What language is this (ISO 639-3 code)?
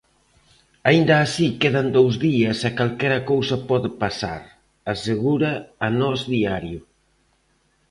glg